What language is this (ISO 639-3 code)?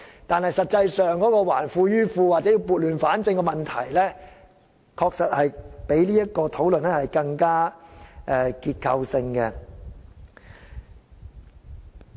yue